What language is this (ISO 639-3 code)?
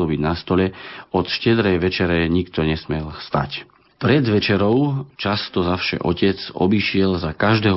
slk